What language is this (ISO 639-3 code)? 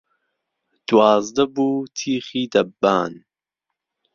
ckb